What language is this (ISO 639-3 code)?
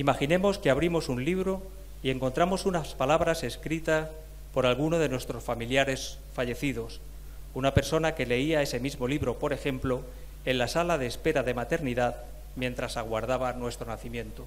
spa